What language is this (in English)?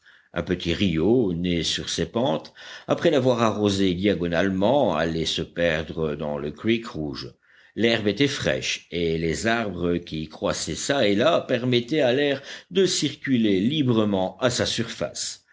French